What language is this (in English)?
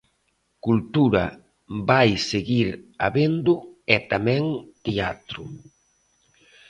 Galician